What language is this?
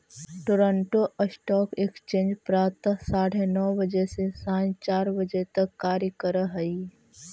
Magahi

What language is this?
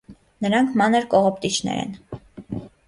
Armenian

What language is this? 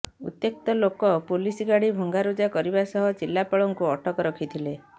Odia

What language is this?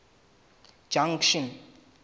Southern Sotho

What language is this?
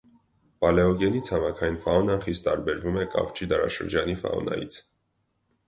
Armenian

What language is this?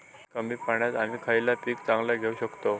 Marathi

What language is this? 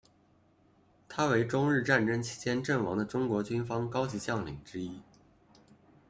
Chinese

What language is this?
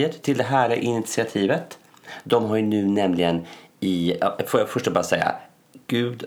Swedish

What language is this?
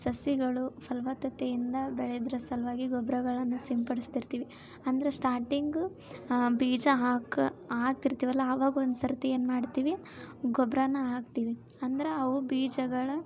Kannada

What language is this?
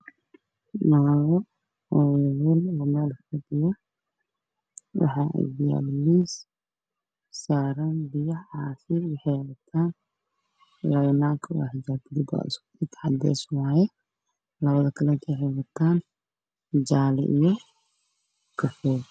Somali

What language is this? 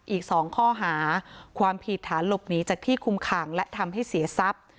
Thai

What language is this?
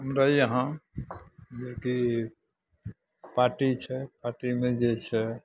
Maithili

